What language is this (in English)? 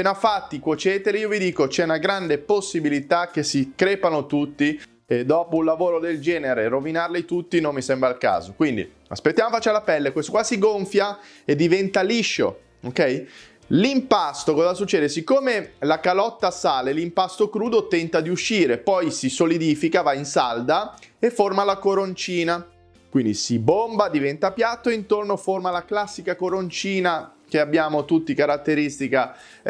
Italian